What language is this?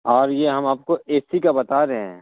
Urdu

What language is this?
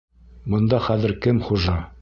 Bashkir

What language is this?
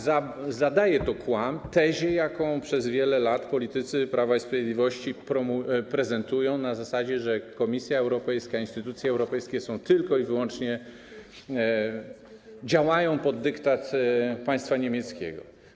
Polish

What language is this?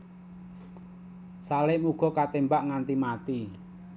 Javanese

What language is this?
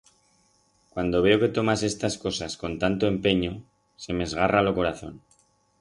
Aragonese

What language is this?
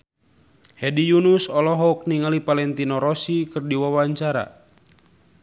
Sundanese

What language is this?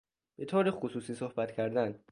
Persian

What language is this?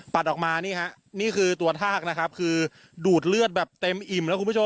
Thai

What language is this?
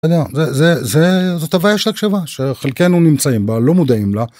Hebrew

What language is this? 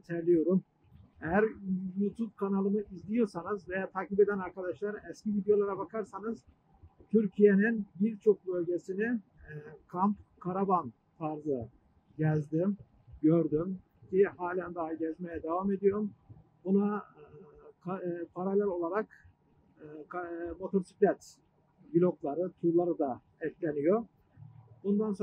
Turkish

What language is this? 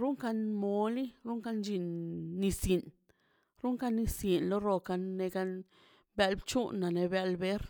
Mazaltepec Zapotec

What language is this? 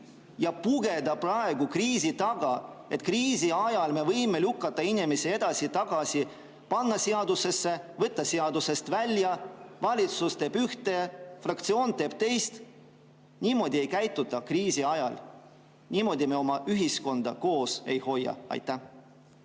Estonian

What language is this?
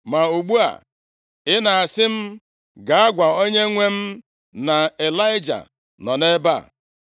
Igbo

